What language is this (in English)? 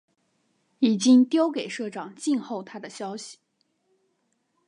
Chinese